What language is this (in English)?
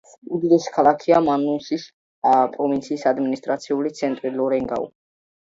Georgian